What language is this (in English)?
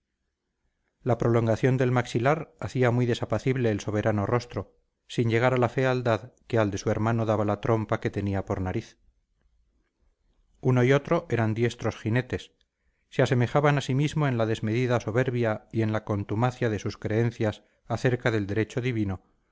Spanish